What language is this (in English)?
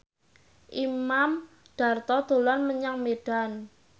Javanese